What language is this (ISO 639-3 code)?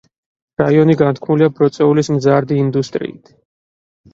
kat